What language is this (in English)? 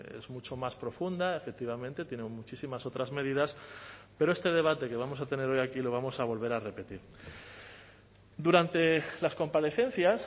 Spanish